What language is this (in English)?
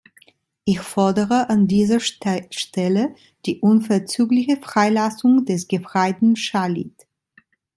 German